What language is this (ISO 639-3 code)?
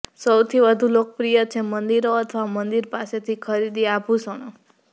guj